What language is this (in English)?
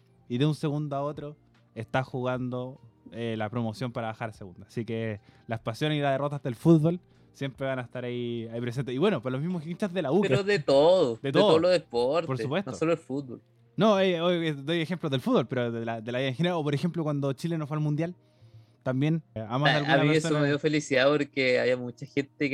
Spanish